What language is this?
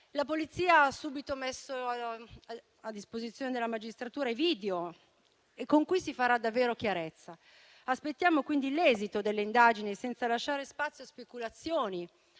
Italian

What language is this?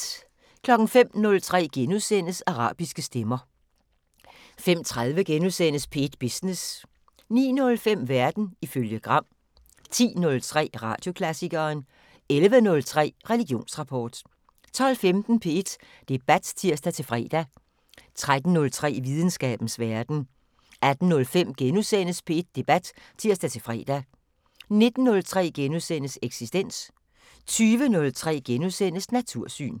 Danish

